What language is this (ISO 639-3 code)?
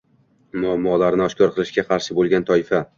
uzb